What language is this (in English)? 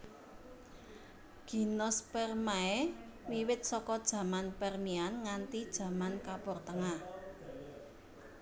Javanese